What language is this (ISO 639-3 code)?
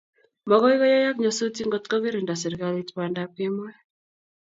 kln